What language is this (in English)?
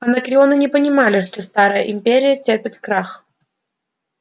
Russian